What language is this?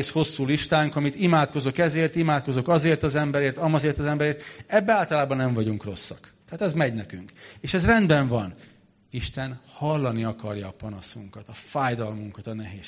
Hungarian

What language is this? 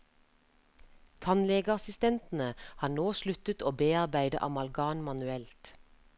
Norwegian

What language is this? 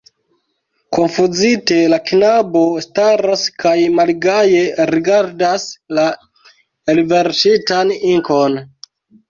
Esperanto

